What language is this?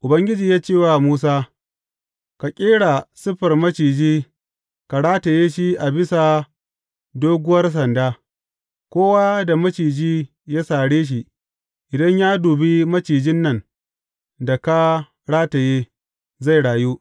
Hausa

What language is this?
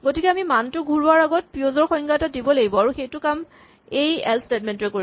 Assamese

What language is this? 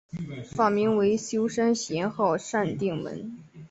Chinese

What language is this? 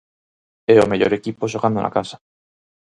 Galician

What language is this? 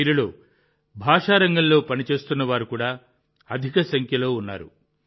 Telugu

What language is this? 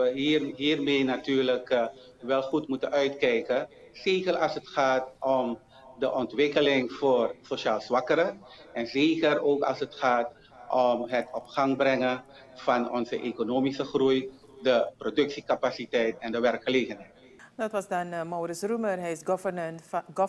Dutch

